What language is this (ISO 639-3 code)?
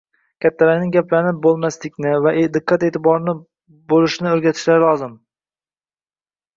uzb